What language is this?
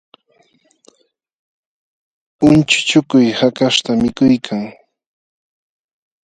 Jauja Wanca Quechua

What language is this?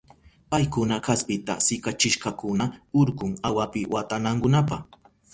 Southern Pastaza Quechua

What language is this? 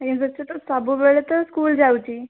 Odia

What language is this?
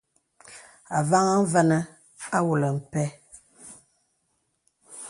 Bebele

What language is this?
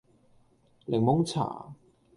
Cantonese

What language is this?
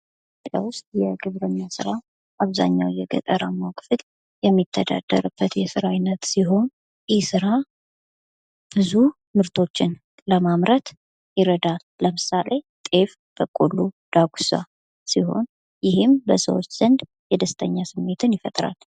Amharic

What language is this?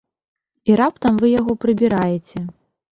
Belarusian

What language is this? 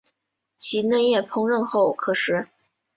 Chinese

